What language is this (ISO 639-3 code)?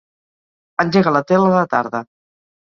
cat